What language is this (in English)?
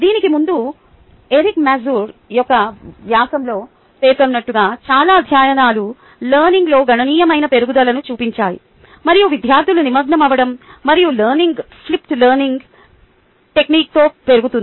Telugu